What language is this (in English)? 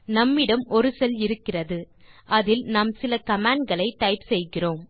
Tamil